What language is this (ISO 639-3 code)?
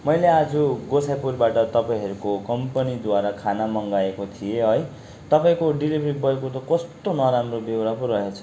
nep